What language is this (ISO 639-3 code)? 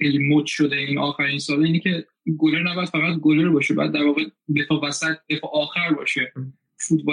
fas